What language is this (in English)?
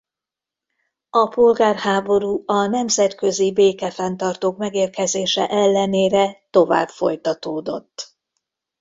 Hungarian